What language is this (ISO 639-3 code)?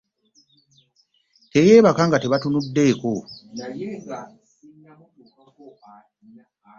lug